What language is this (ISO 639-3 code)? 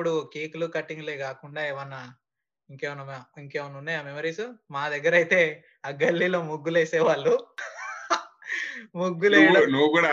tel